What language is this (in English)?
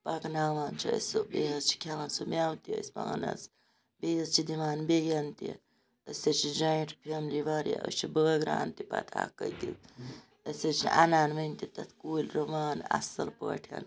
Kashmiri